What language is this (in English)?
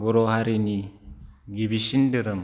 Bodo